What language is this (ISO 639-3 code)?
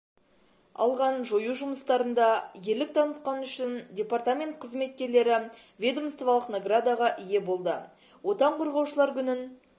kaz